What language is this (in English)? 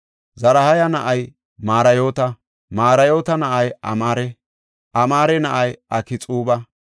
Gofa